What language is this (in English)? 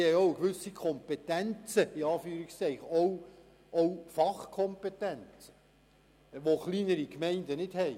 Swiss German